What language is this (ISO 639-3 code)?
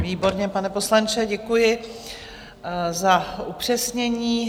ces